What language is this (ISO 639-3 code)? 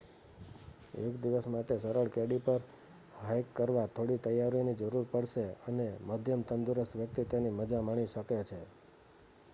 guj